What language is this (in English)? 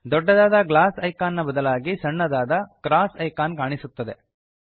Kannada